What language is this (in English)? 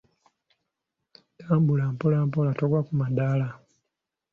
Ganda